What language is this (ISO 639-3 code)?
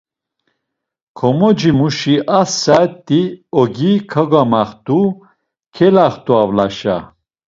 lzz